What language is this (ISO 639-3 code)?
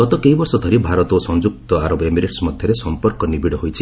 ori